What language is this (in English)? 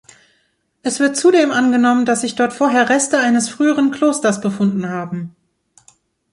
German